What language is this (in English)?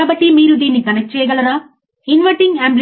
Telugu